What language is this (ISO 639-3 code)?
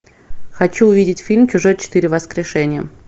rus